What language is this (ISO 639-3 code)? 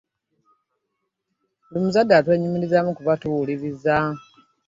lug